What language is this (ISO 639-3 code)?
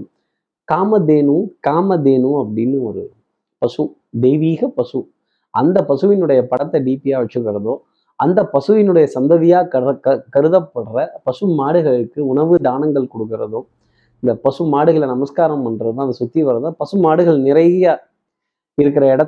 tam